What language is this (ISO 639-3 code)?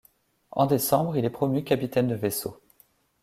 fra